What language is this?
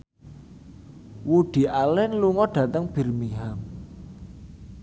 Javanese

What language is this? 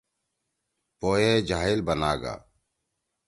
Torwali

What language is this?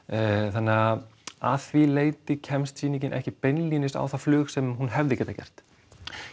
Icelandic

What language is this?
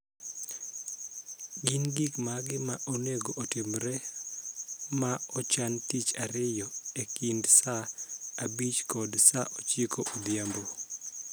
Luo (Kenya and Tanzania)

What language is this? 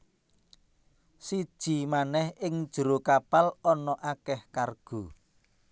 Javanese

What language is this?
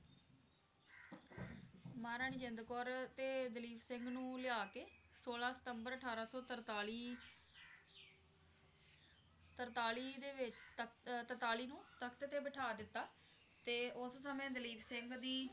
Punjabi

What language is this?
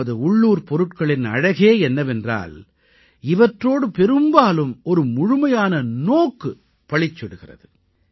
Tamil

